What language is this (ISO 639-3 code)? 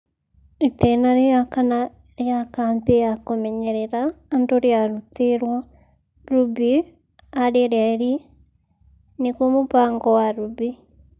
kik